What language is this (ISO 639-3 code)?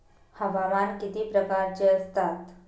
mar